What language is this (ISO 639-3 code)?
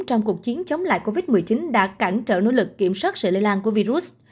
vie